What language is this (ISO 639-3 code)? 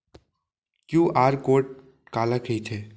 hne